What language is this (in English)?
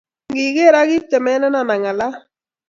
Kalenjin